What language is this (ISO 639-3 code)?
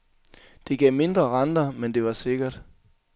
dan